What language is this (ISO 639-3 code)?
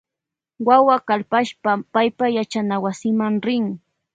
qvj